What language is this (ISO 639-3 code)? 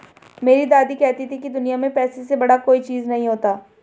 hin